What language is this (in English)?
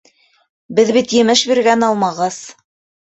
Bashkir